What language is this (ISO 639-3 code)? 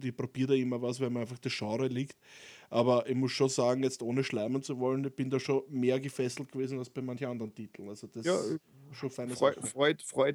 deu